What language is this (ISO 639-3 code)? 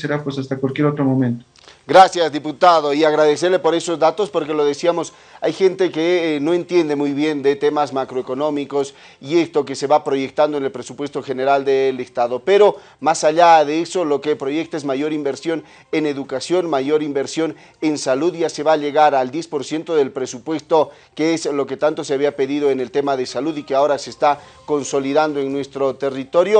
spa